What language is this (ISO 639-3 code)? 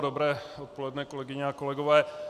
ces